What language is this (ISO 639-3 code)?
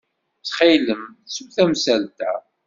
kab